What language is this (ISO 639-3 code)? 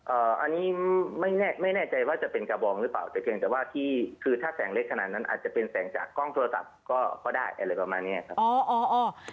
tha